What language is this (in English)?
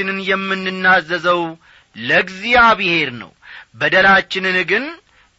Amharic